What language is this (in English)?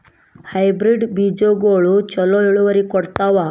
Kannada